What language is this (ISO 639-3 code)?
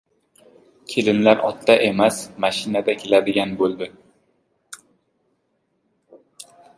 uzb